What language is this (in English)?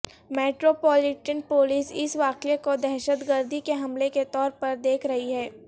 Urdu